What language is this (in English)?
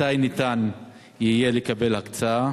Hebrew